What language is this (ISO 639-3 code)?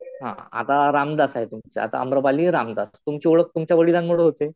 mar